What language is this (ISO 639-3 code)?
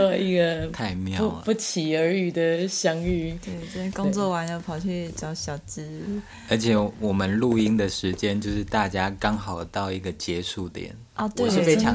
zho